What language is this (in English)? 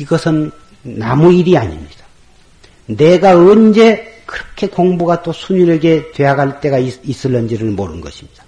Korean